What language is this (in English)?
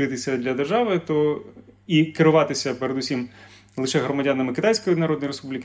Ukrainian